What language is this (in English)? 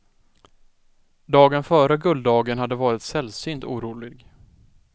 Swedish